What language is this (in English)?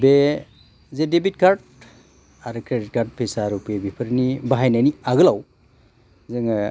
Bodo